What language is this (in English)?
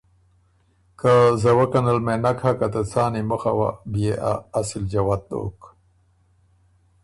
Ormuri